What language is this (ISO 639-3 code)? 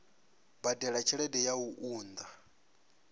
ven